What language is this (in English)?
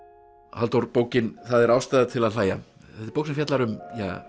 Icelandic